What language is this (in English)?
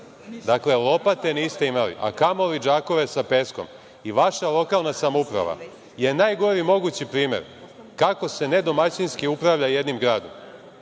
Serbian